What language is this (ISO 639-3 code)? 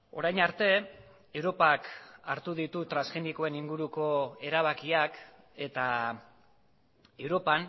eus